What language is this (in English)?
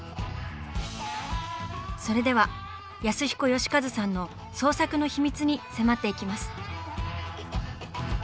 Japanese